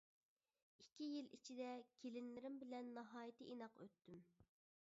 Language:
Uyghur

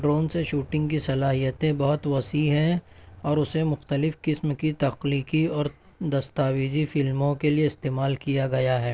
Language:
Urdu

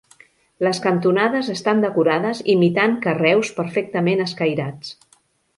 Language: Catalan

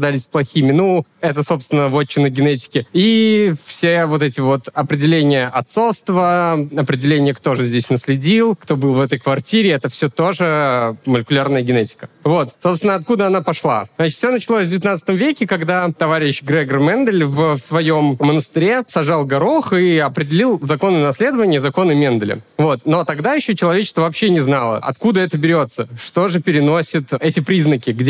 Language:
Russian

